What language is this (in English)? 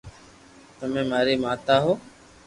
Loarki